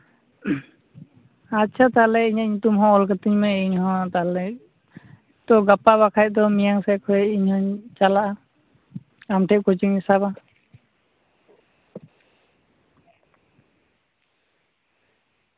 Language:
Santali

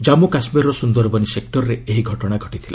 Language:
Odia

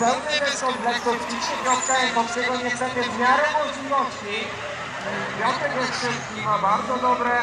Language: Polish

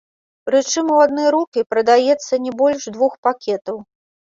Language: Belarusian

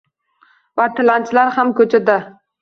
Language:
Uzbek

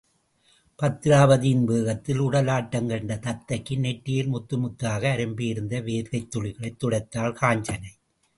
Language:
Tamil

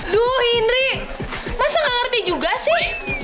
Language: Indonesian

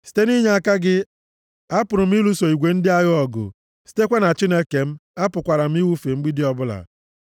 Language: Igbo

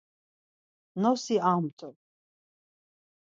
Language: Laz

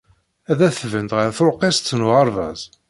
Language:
Kabyle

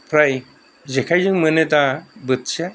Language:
Bodo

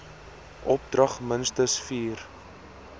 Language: Afrikaans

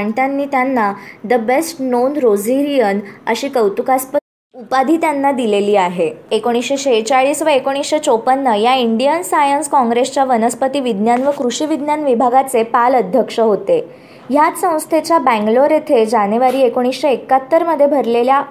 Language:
Marathi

